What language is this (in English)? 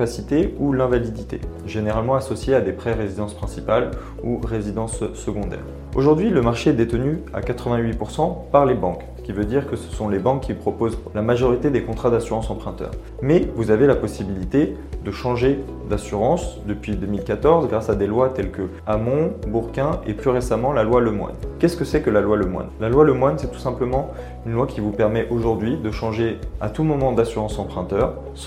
French